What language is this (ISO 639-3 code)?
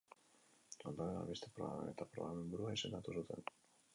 eus